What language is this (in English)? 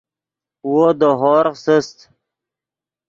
Yidgha